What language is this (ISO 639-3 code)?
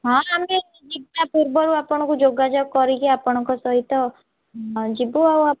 ori